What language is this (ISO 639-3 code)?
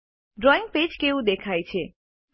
guj